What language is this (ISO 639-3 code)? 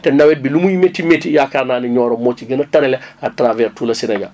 wol